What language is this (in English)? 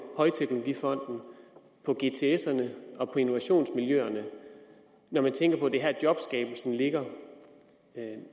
Danish